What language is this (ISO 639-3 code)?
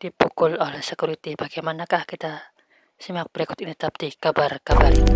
ita